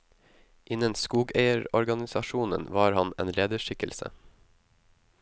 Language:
Norwegian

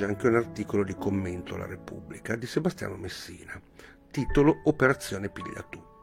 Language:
Italian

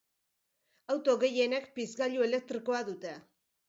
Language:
Basque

